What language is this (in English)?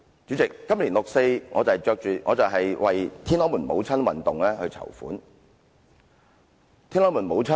Cantonese